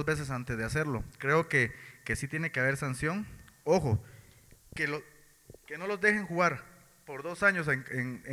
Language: Spanish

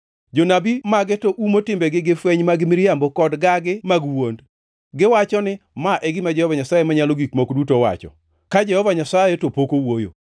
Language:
Luo (Kenya and Tanzania)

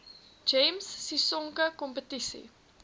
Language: Afrikaans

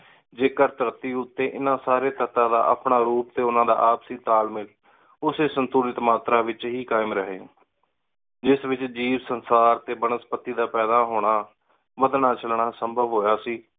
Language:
Punjabi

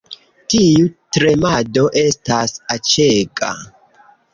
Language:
Esperanto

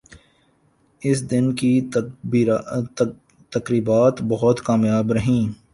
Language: Urdu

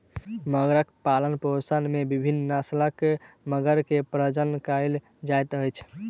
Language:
Maithili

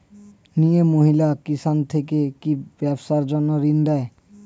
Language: Bangla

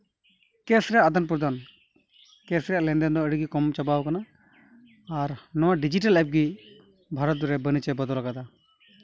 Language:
Santali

